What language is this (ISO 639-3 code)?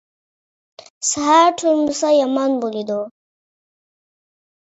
uig